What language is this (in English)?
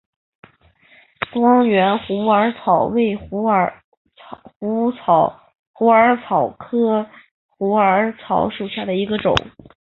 Chinese